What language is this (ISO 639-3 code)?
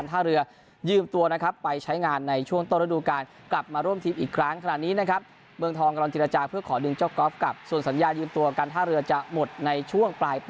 tha